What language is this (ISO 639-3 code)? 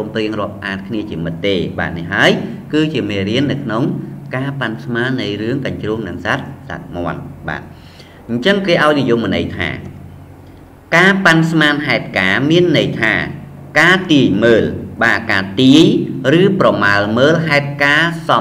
vie